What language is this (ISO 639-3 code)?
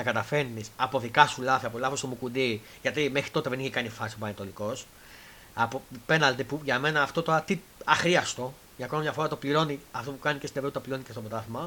ell